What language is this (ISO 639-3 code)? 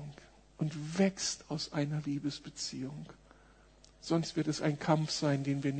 deu